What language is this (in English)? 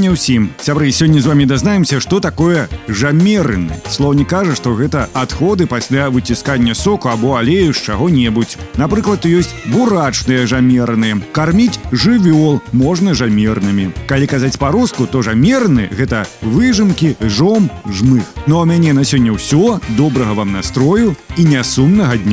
Russian